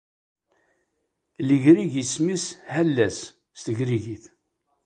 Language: Kabyle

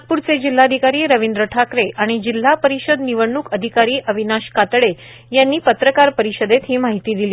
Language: Marathi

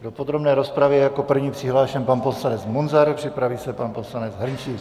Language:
Czech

